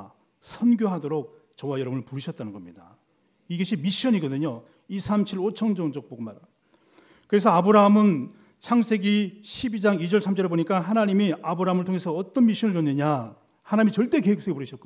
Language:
Korean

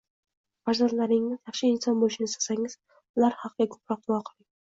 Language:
Uzbek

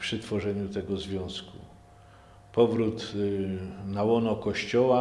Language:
Polish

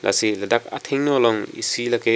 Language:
Karbi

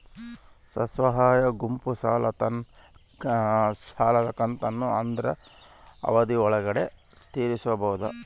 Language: Kannada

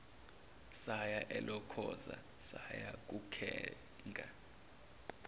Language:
Zulu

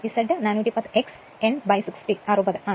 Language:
Malayalam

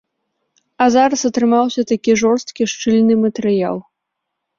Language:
Belarusian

